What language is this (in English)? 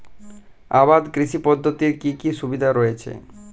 Bangla